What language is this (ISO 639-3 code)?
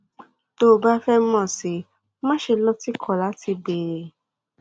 yor